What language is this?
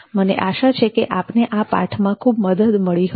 Gujarati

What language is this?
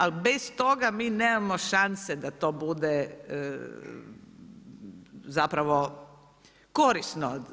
Croatian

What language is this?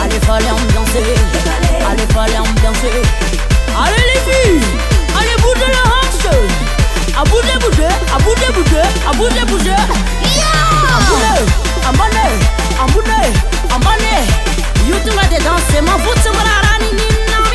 Romanian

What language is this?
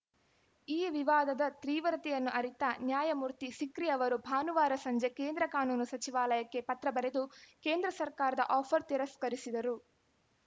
Kannada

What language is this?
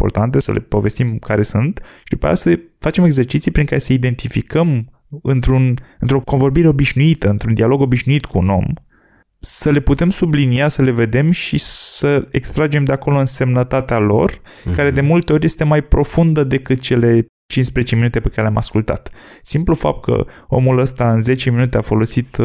Romanian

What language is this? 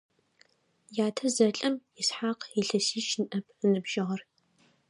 Adyghe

